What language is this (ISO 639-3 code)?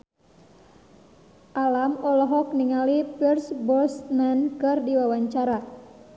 sun